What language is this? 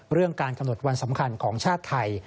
Thai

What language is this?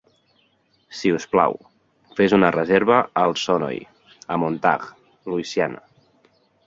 Catalan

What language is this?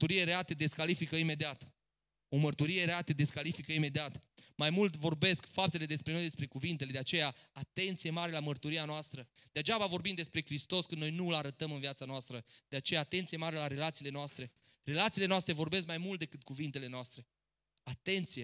Romanian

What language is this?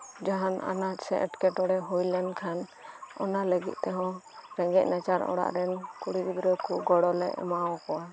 Santali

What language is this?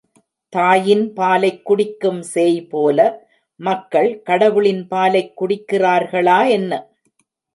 Tamil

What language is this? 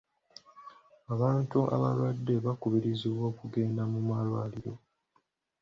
Ganda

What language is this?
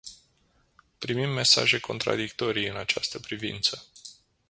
Romanian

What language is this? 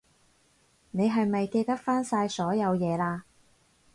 Cantonese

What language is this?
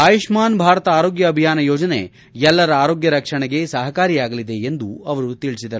Kannada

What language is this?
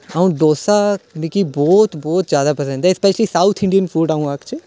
Dogri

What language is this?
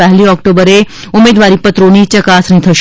Gujarati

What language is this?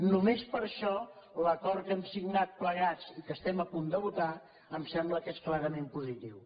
Catalan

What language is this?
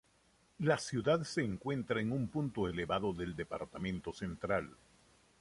Spanish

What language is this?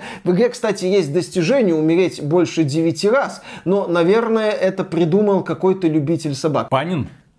Russian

